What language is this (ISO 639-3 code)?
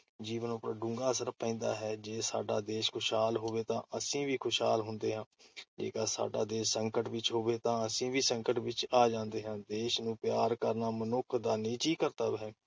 pan